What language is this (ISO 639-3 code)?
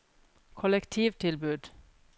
nor